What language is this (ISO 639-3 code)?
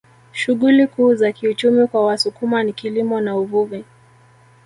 swa